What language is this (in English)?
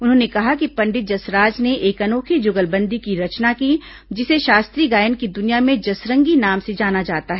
Hindi